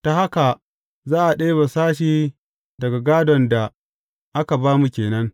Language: Hausa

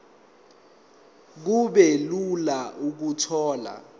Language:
Zulu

